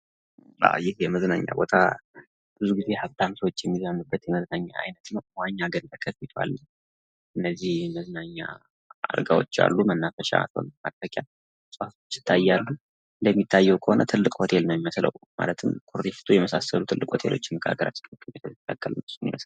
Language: Amharic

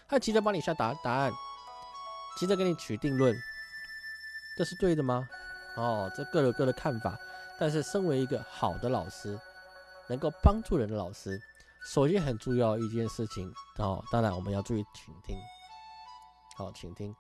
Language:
Chinese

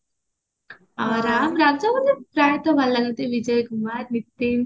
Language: Odia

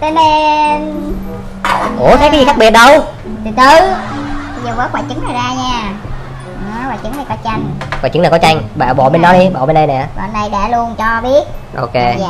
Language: Vietnamese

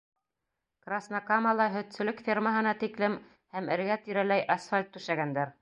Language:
Bashkir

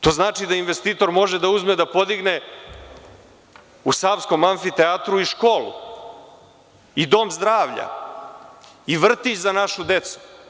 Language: Serbian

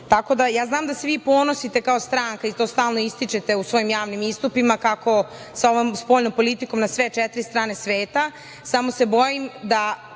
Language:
Serbian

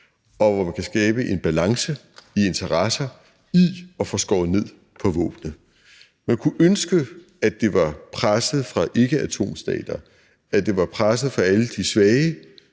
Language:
Danish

